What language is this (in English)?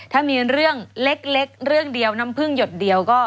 Thai